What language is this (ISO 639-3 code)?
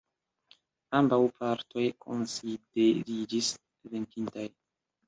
epo